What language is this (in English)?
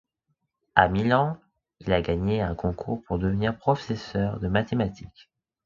French